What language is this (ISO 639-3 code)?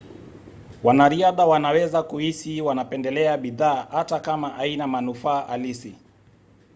swa